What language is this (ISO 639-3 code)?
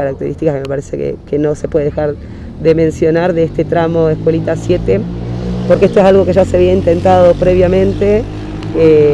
spa